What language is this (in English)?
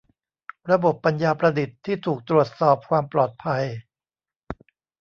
Thai